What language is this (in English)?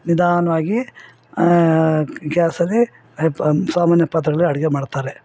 Kannada